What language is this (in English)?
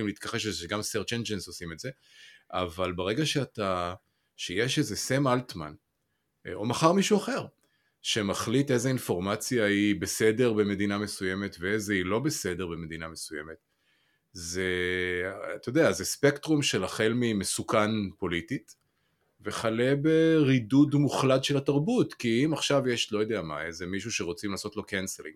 Hebrew